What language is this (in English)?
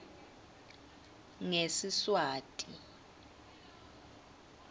Swati